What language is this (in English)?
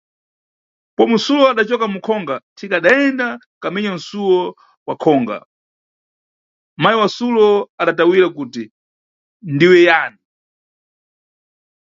Nyungwe